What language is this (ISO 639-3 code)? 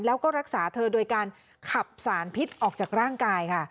tha